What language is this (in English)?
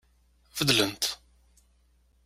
Kabyle